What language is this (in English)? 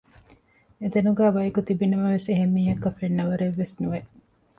Divehi